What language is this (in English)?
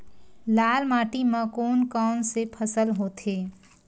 Chhattisgarhi